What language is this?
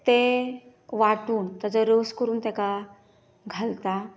Konkani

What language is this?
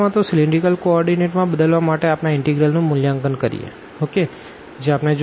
Gujarati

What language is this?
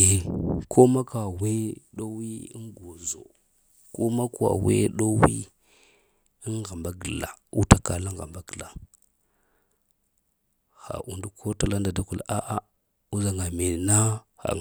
Lamang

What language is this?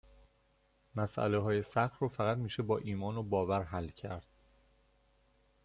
Persian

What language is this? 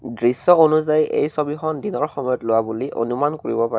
Assamese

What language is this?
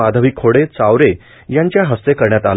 Marathi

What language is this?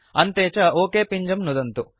Sanskrit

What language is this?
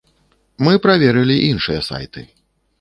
Belarusian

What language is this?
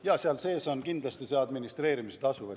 Estonian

